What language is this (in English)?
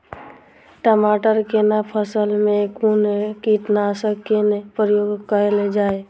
Maithili